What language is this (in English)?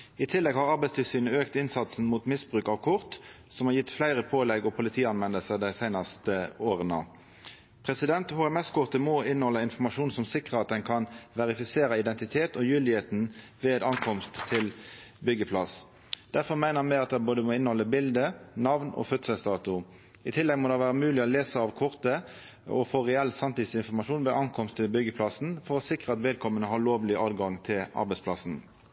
Norwegian Nynorsk